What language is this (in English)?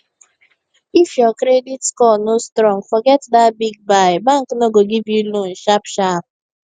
Nigerian Pidgin